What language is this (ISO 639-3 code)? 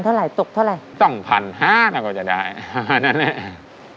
tha